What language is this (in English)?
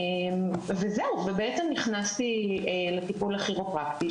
Hebrew